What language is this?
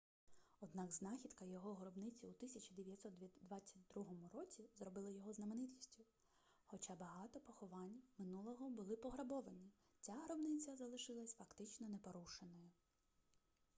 Ukrainian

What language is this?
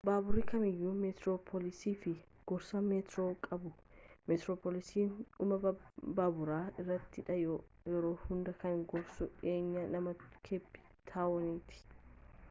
Oromo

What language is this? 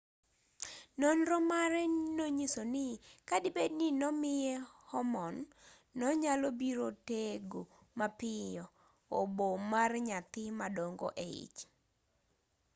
Luo (Kenya and Tanzania)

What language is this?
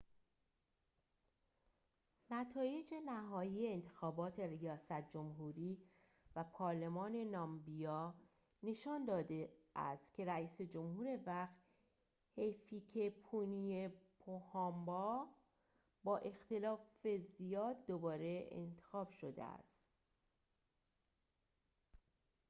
Persian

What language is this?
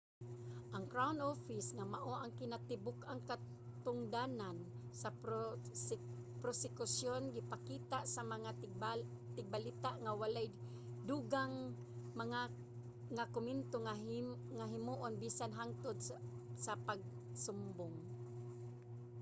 Cebuano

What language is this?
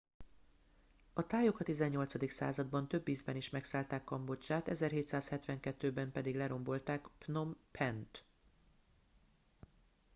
Hungarian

